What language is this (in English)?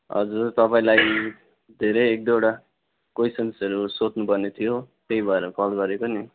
Nepali